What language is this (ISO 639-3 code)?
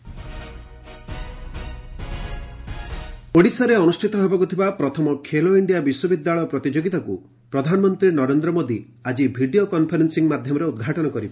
ori